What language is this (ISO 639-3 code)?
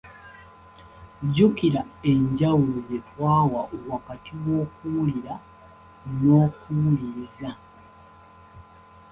lug